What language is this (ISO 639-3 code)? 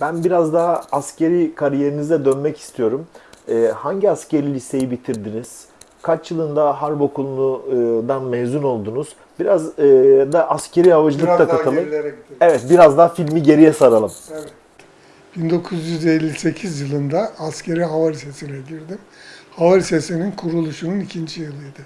tur